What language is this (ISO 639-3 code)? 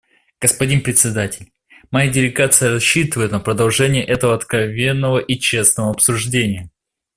rus